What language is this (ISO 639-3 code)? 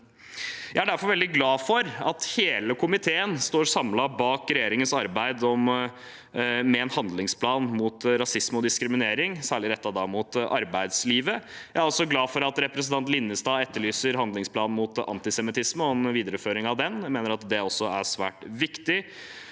nor